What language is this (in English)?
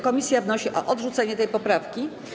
Polish